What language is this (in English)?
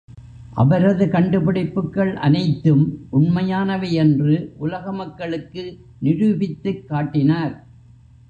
Tamil